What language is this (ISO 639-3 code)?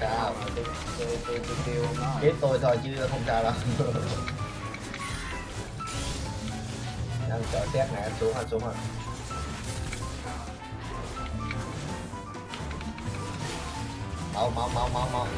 vie